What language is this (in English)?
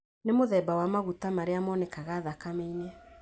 Kikuyu